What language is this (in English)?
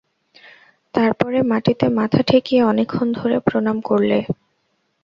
Bangla